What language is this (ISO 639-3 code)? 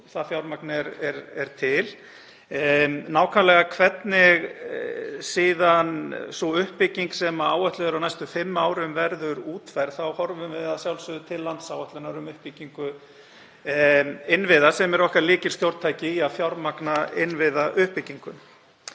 isl